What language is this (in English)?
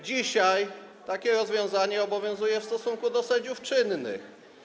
Polish